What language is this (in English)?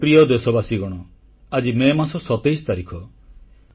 Odia